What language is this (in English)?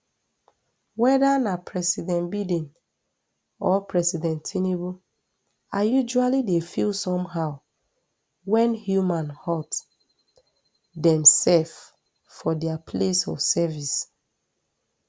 Nigerian Pidgin